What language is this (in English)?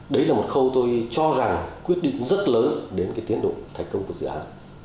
Vietnamese